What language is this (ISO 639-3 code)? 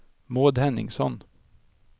swe